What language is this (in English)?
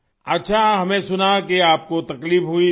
Urdu